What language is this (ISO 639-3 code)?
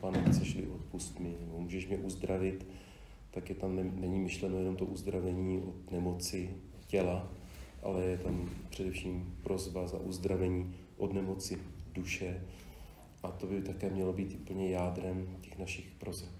ces